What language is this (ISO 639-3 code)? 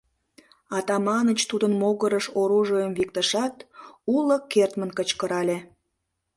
chm